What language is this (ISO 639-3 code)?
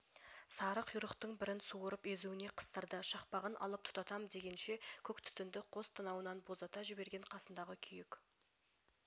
kaz